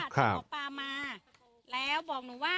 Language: Thai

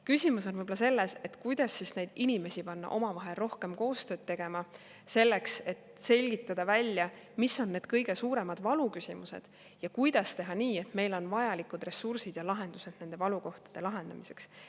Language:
Estonian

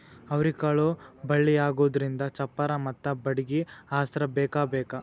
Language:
Kannada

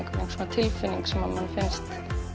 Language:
Icelandic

